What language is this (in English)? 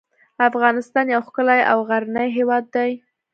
Pashto